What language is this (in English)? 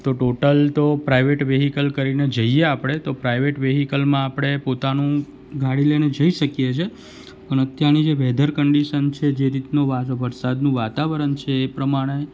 Gujarati